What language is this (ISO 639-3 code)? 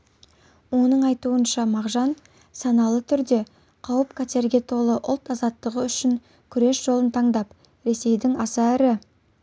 kaz